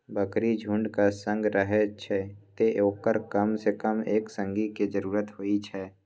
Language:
Maithili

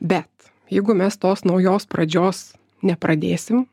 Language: Lithuanian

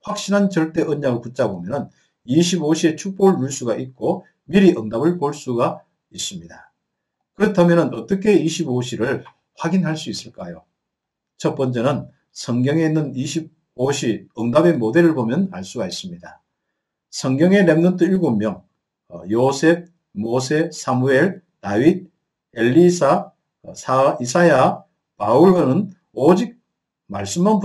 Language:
Korean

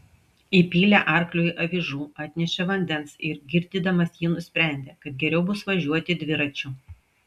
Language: Lithuanian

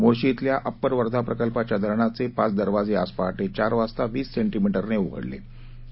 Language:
Marathi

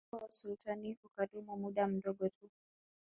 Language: Swahili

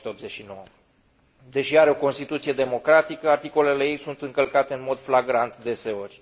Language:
Romanian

